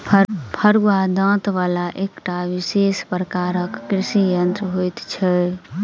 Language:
Maithili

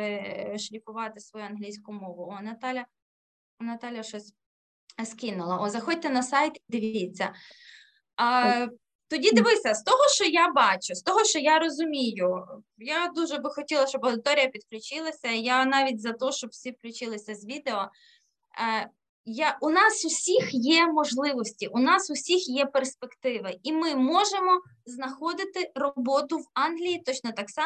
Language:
Ukrainian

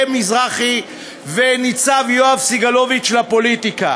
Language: Hebrew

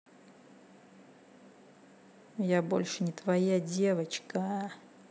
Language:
Russian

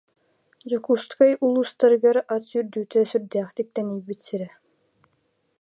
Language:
Yakut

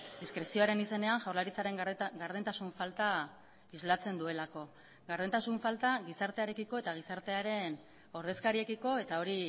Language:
Basque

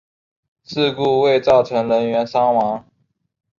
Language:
Chinese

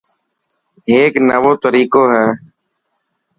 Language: Dhatki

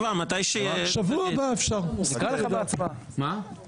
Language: Hebrew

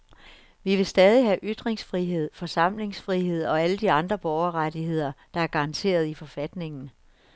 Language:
Danish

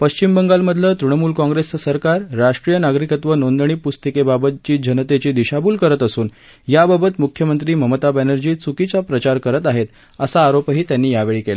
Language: Marathi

